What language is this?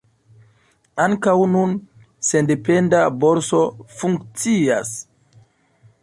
Esperanto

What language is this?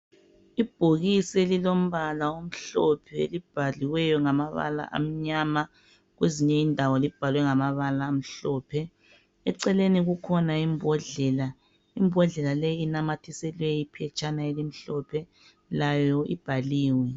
North Ndebele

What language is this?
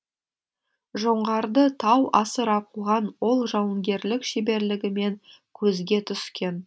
Kazakh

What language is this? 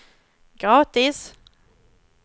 Swedish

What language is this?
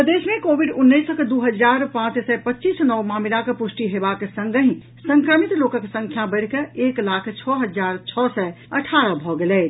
Maithili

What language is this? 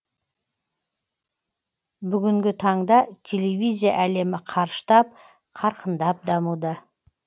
Kazakh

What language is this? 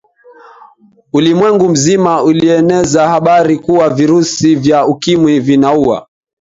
Swahili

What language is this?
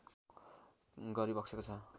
Nepali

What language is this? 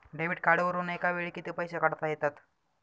Marathi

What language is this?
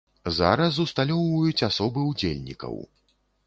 Belarusian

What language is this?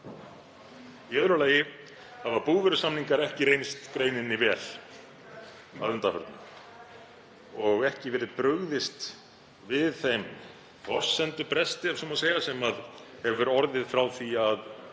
Icelandic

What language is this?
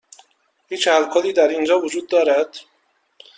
Persian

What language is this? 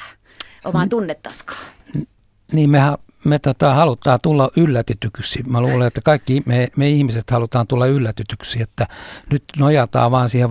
Finnish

